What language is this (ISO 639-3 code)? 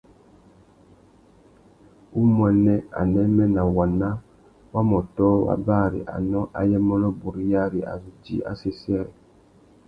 bag